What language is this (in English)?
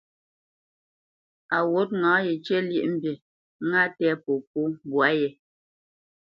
Bamenyam